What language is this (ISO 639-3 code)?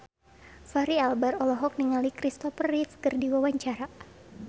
sun